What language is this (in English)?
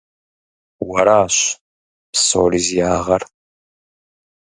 Kabardian